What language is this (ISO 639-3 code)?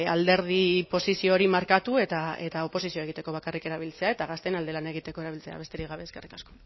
eus